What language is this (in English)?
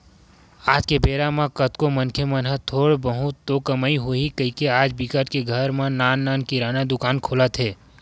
Chhattisgarhi